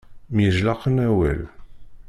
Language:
Kabyle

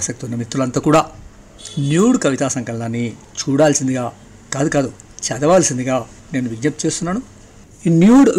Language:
Telugu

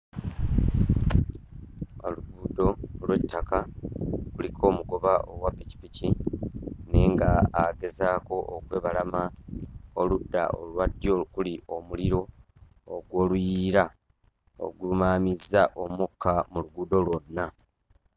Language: Ganda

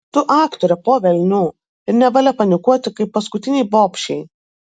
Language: Lithuanian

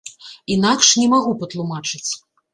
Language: Belarusian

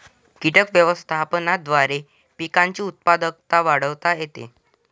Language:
Marathi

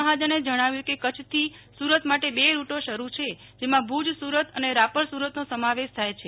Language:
Gujarati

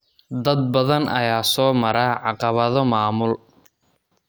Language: Somali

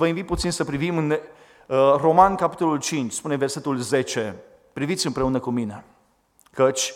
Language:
Romanian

